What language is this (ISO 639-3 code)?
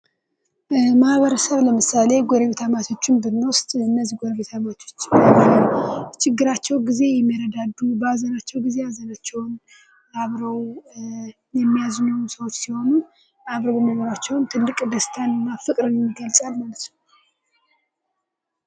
amh